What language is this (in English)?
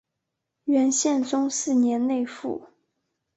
Chinese